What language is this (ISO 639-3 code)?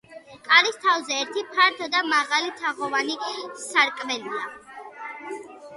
kat